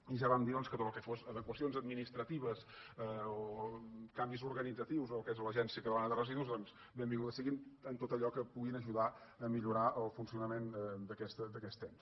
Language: Catalan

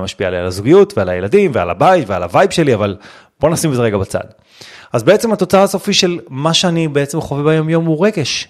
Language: Hebrew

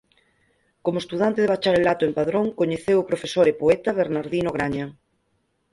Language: Galician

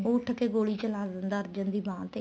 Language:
Punjabi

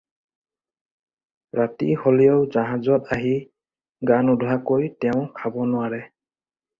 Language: Assamese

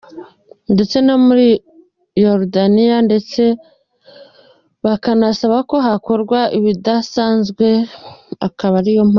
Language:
Kinyarwanda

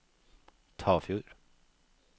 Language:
Norwegian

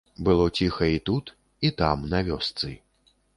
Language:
Belarusian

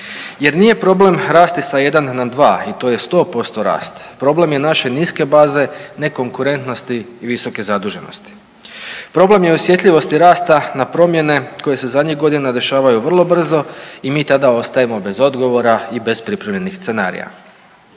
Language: Croatian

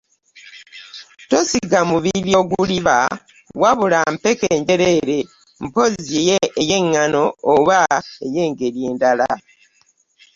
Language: Ganda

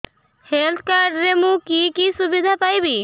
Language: Odia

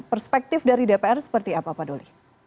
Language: Indonesian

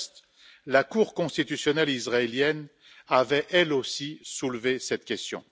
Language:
French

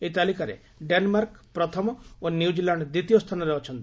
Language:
Odia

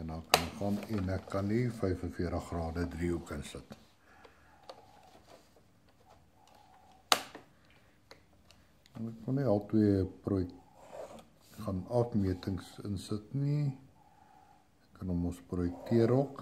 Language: Dutch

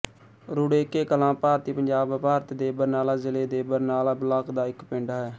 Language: Punjabi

